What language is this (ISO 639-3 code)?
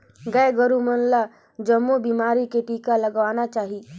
hne